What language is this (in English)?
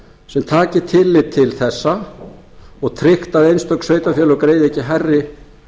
Icelandic